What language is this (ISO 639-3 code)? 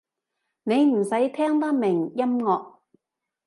yue